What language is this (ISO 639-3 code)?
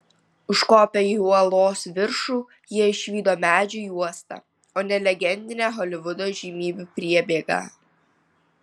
lit